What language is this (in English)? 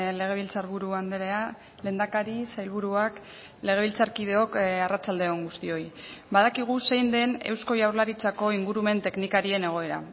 Basque